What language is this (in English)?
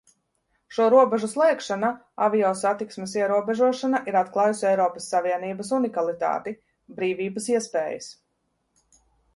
Latvian